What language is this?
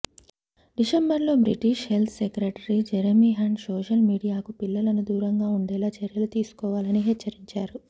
Telugu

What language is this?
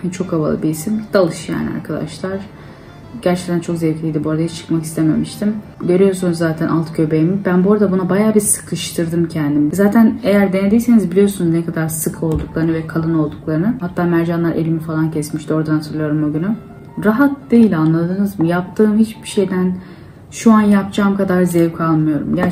Turkish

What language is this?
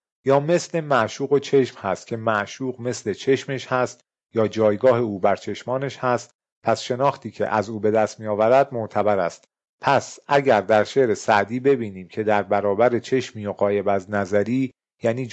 Persian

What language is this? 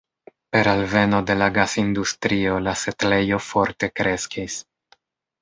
Esperanto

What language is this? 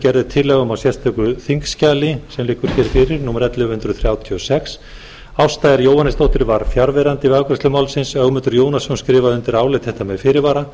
Icelandic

